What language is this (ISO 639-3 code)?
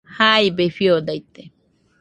hux